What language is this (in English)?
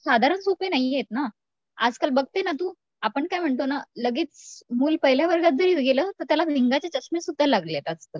Marathi